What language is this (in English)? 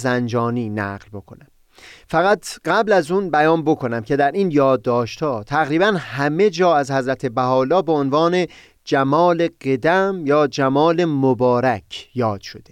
Persian